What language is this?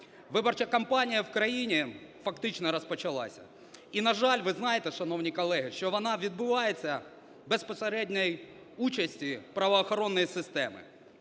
Ukrainian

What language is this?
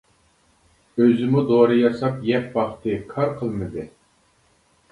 Uyghur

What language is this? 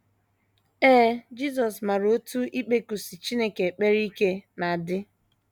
Igbo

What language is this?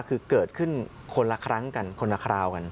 Thai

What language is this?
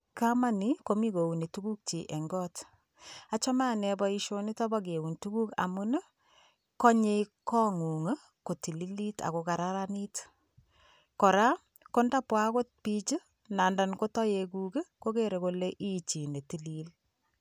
Kalenjin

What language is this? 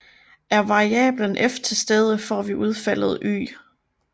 Danish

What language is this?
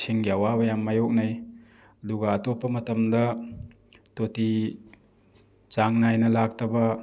Manipuri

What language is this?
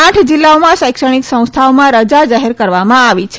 Gujarati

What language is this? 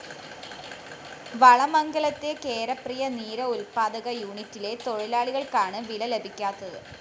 Malayalam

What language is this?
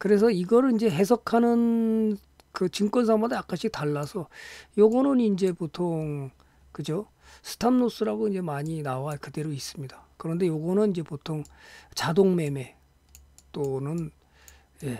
Korean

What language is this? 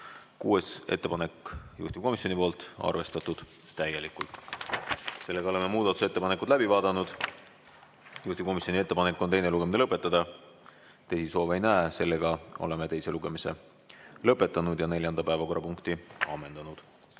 Estonian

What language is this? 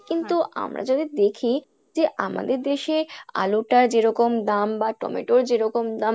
Bangla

